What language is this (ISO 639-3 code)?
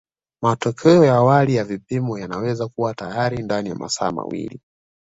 swa